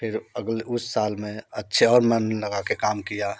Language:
Hindi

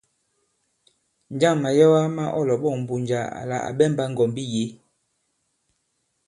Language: Bankon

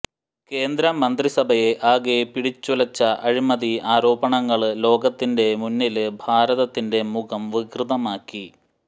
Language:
Malayalam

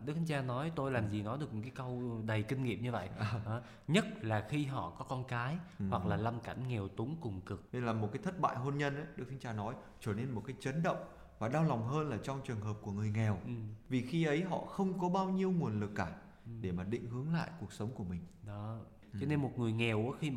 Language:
Vietnamese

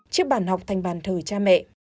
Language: Vietnamese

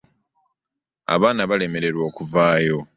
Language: Ganda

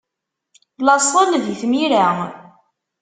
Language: Kabyle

